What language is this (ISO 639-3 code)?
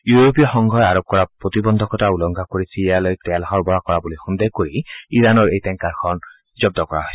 asm